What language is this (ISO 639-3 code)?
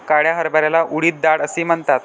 mar